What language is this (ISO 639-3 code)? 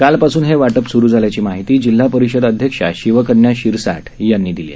mar